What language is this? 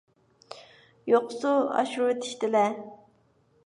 Uyghur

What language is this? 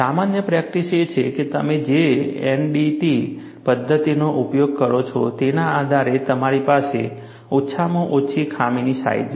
Gujarati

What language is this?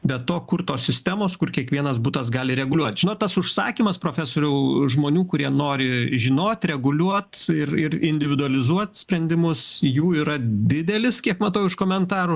Lithuanian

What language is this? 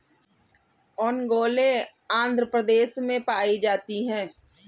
Hindi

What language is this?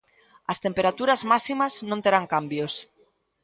Galician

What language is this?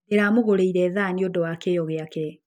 Kikuyu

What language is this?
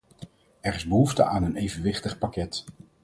Dutch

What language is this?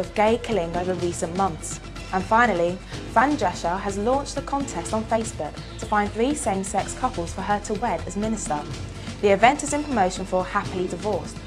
English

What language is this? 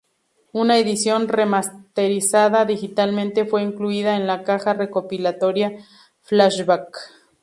Spanish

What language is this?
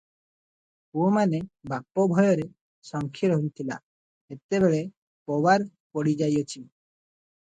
Odia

